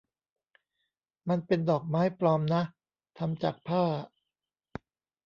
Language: Thai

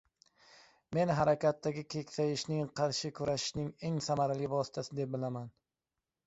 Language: Uzbek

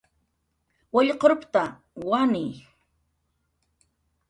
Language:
Jaqaru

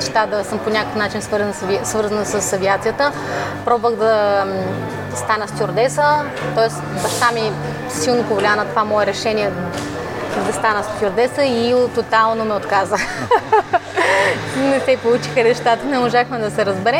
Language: Bulgarian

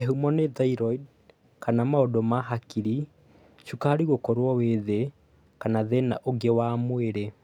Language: Kikuyu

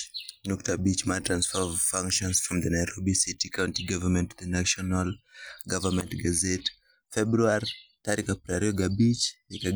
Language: Luo (Kenya and Tanzania)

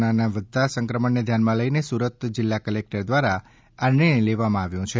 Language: Gujarati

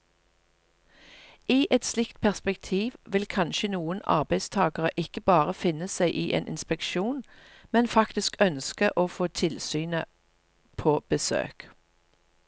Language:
Norwegian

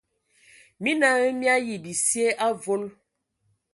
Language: Ewondo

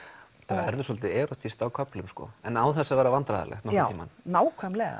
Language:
Icelandic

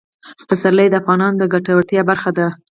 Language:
Pashto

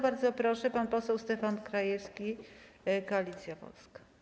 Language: Polish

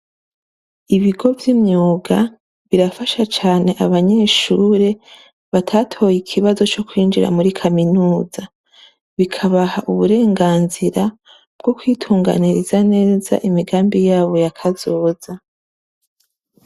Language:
Rundi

